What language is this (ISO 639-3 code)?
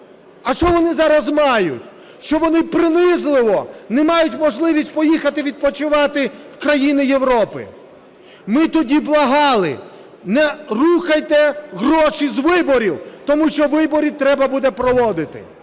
ukr